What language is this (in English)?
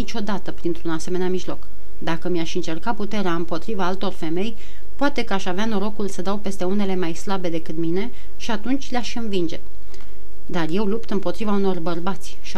Romanian